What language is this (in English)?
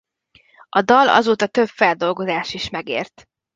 Hungarian